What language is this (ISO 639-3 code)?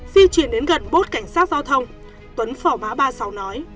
vie